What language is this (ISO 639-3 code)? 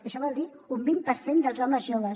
cat